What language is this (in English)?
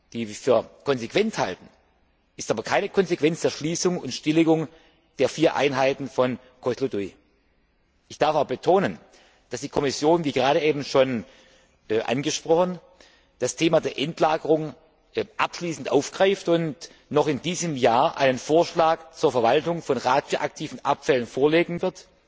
German